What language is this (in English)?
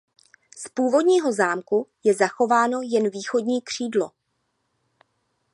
Czech